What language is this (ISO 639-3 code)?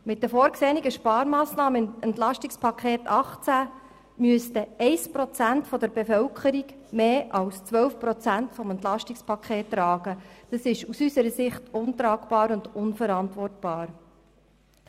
gsw